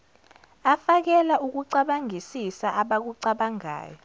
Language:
Zulu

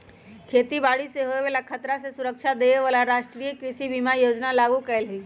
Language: Magahi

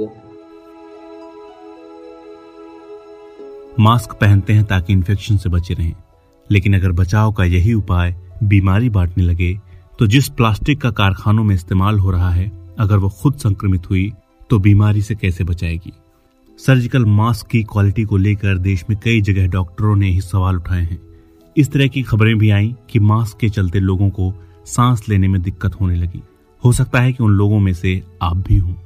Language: Hindi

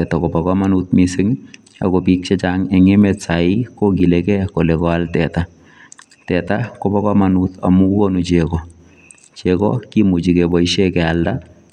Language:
Kalenjin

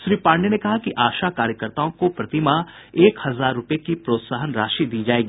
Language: Hindi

